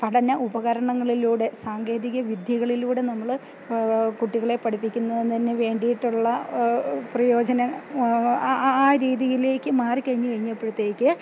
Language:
Malayalam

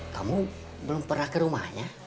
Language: Indonesian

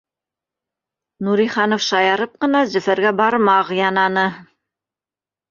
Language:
Bashkir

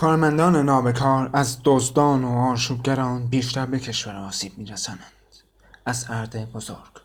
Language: Persian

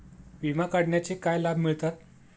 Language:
Marathi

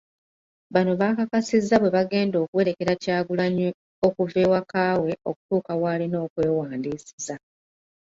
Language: Ganda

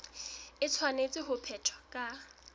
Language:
Southern Sotho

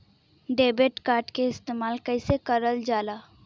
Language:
Bhojpuri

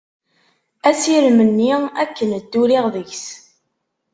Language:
Kabyle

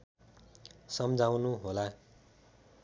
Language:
Nepali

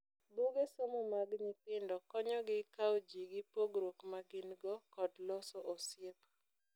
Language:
Luo (Kenya and Tanzania)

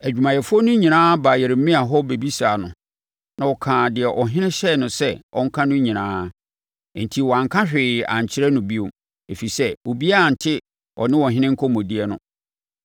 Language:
Akan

